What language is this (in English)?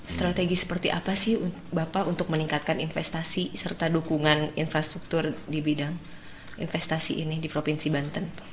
Indonesian